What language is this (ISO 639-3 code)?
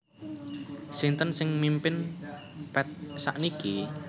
jav